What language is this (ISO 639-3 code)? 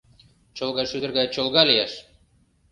chm